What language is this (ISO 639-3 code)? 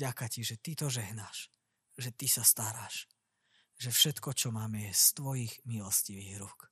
slk